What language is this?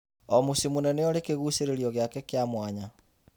Kikuyu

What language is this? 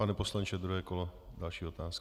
Czech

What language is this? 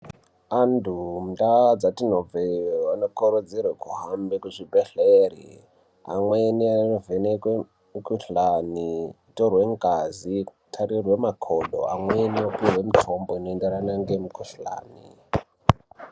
Ndau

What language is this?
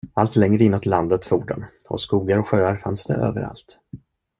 Swedish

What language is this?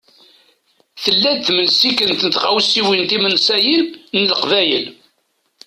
Kabyle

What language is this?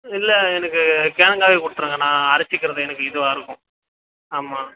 Tamil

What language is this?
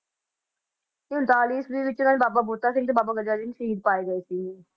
Punjabi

